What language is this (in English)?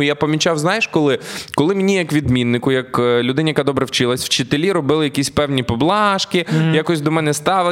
Ukrainian